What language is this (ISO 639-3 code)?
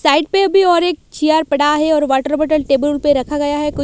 hin